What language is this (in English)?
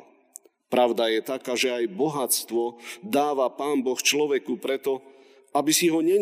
Slovak